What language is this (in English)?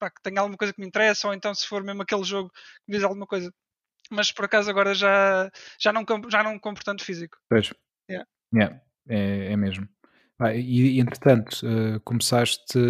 Portuguese